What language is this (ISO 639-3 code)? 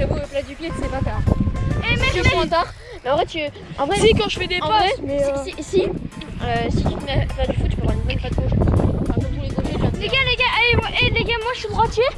fra